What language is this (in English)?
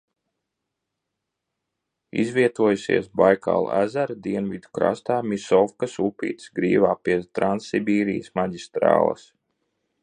Latvian